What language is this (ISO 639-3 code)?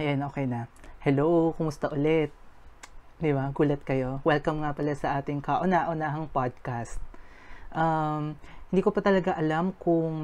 fil